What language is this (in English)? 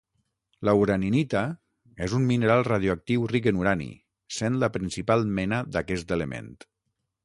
Catalan